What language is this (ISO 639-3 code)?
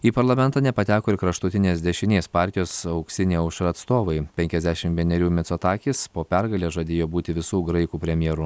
lit